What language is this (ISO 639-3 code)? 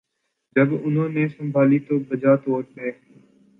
urd